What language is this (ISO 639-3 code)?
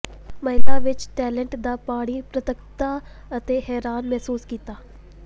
pan